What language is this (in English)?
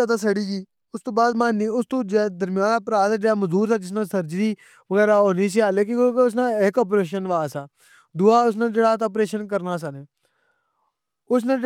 Pahari-Potwari